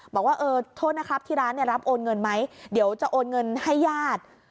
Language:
Thai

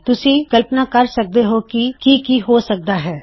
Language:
Punjabi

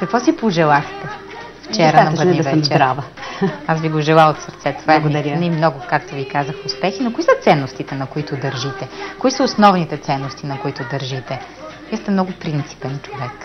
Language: Bulgarian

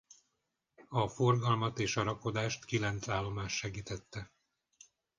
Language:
Hungarian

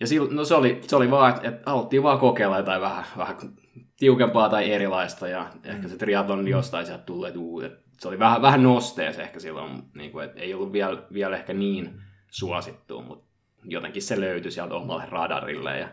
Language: Finnish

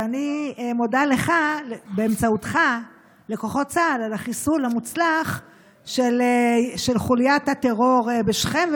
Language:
Hebrew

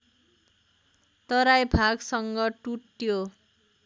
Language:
Nepali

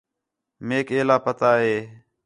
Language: Khetrani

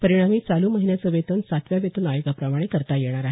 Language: Marathi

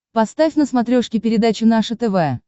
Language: Russian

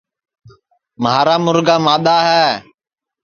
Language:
Sansi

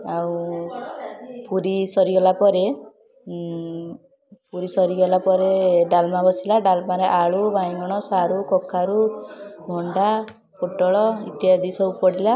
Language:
Odia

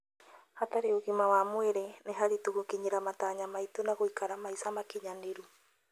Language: Kikuyu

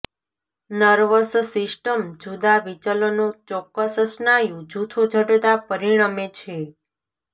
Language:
Gujarati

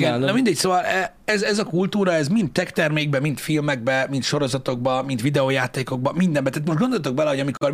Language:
Hungarian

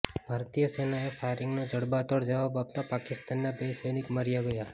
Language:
Gujarati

